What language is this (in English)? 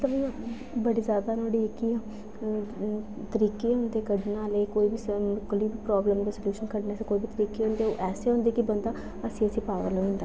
Dogri